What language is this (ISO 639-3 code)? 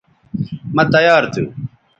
btv